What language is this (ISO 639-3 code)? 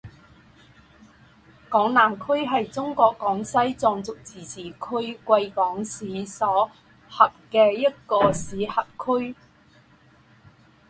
zho